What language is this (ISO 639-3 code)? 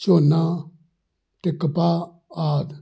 pan